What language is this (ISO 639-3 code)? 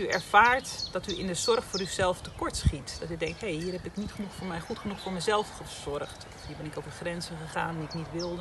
nld